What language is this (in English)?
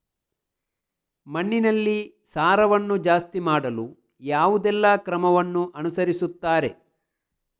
Kannada